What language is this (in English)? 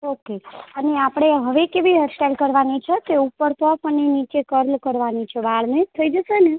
Gujarati